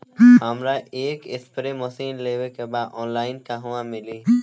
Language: Bhojpuri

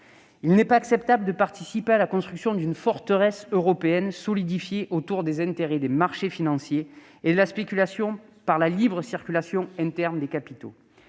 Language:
French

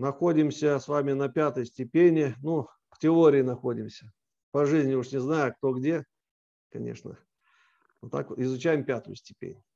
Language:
Russian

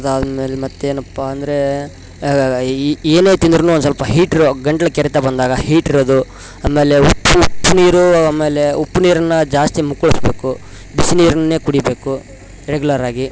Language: Kannada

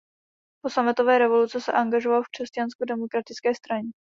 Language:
Czech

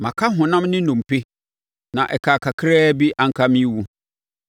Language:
Akan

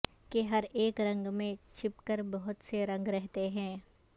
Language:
Urdu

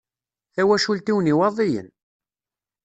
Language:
Kabyle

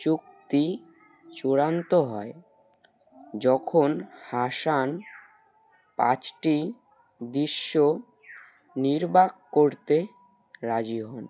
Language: Bangla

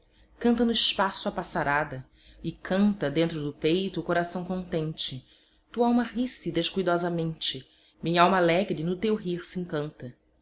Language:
Portuguese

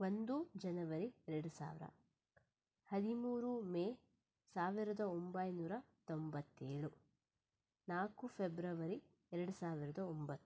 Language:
Kannada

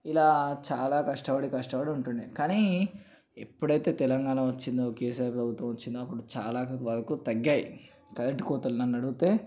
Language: Telugu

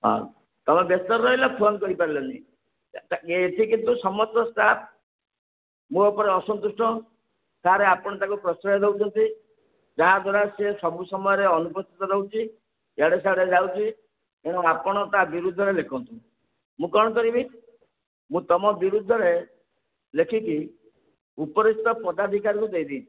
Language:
Odia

